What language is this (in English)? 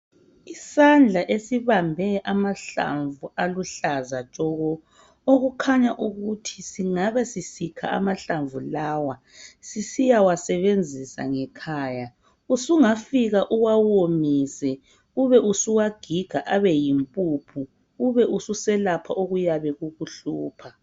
North Ndebele